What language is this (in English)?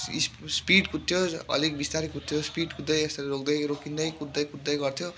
Nepali